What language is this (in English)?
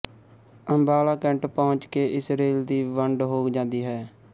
Punjabi